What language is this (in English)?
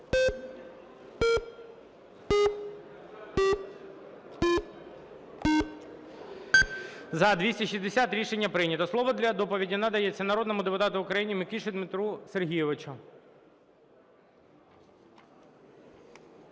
Ukrainian